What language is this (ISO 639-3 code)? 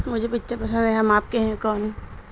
urd